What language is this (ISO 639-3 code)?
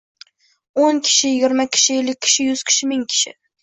uzb